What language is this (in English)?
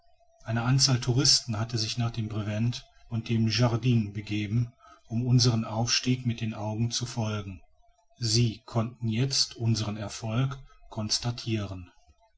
German